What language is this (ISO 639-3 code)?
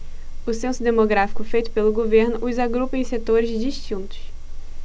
por